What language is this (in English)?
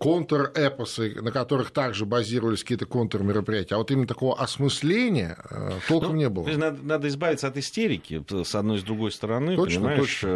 Russian